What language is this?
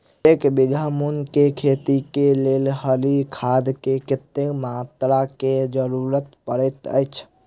Maithili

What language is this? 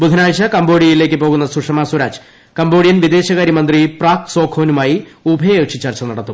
Malayalam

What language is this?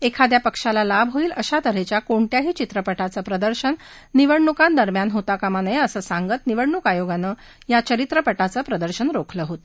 Marathi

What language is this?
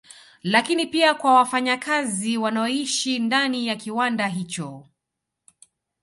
Swahili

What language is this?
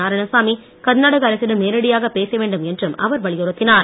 Tamil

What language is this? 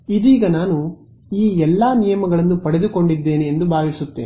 Kannada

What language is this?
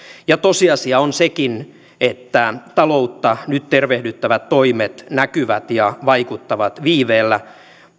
Finnish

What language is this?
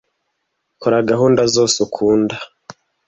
Kinyarwanda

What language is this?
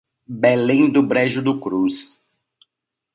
Portuguese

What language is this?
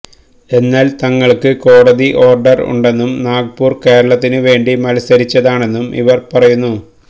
Malayalam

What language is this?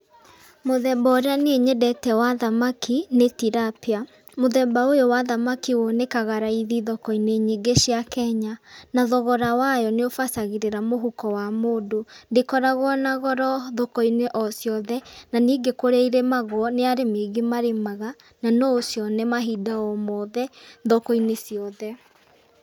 Kikuyu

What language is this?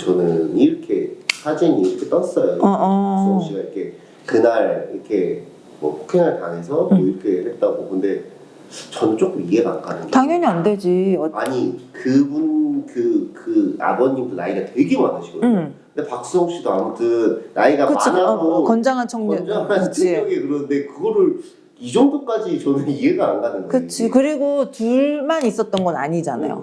Korean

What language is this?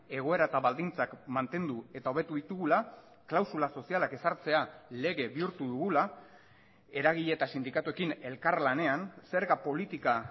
Basque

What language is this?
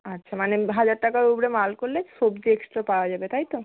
Bangla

